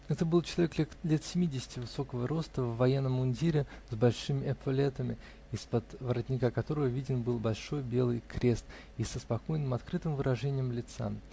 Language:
Russian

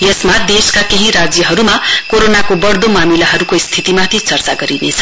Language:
Nepali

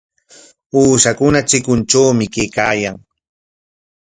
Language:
Corongo Ancash Quechua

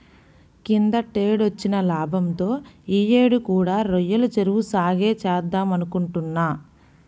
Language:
Telugu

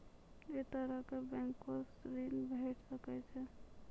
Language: Maithili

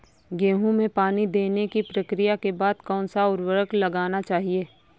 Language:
Hindi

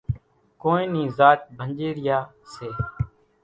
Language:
Kachi Koli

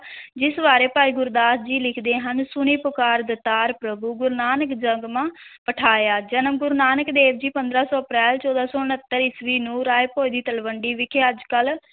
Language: Punjabi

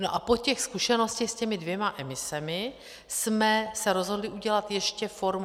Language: Czech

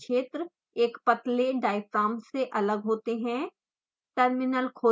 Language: Hindi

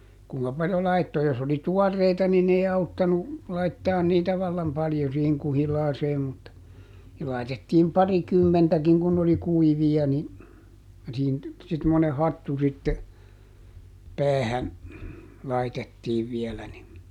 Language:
Finnish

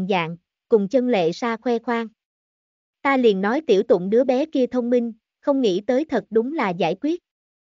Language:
Vietnamese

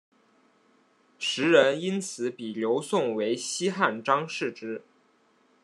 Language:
Chinese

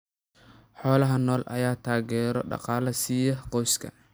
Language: Somali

